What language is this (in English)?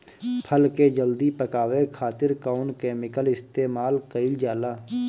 Bhojpuri